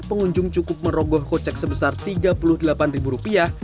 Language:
Indonesian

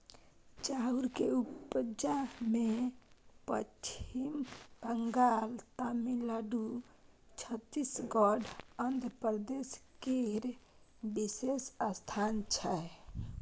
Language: Maithili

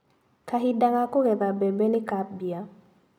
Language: Kikuyu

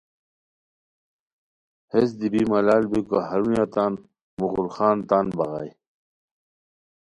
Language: Khowar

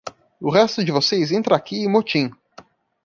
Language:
Portuguese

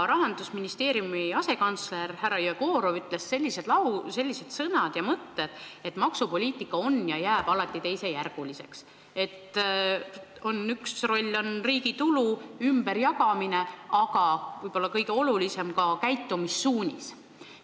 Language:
Estonian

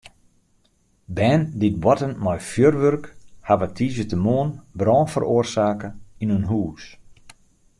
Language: Western Frisian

